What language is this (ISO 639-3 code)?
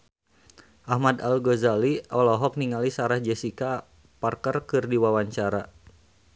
sun